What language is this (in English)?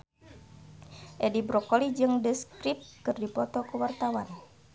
Sundanese